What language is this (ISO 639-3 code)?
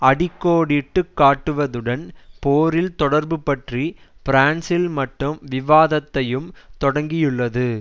tam